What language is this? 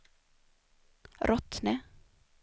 Swedish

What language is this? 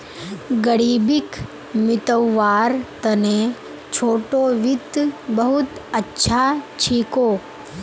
Magahi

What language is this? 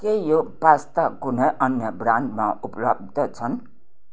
Nepali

